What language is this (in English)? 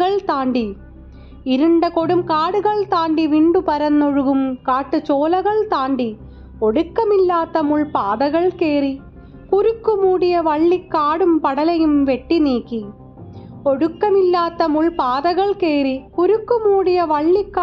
Malayalam